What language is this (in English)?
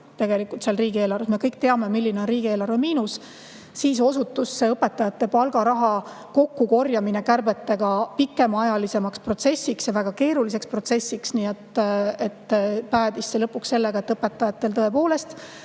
Estonian